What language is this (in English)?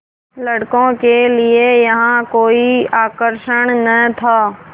Hindi